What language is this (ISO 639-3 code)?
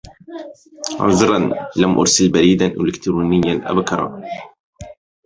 ara